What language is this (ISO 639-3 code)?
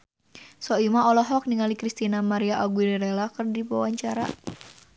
sun